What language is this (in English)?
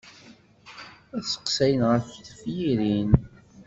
Kabyle